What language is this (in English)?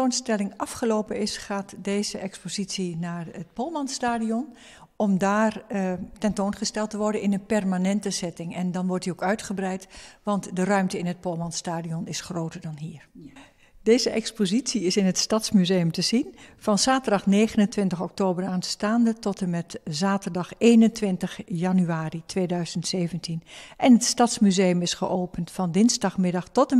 Dutch